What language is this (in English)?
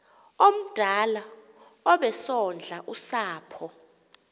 Xhosa